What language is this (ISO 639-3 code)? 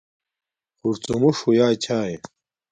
dmk